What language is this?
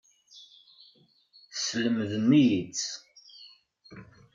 Kabyle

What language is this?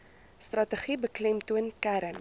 Afrikaans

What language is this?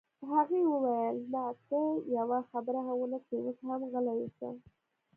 Pashto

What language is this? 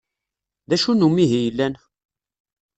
Kabyle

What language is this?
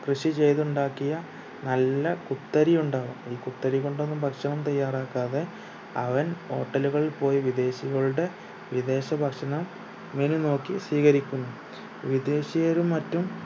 Malayalam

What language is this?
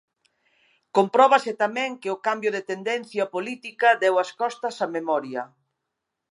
Galician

